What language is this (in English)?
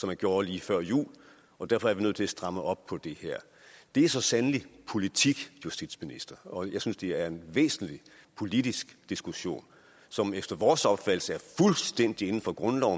Danish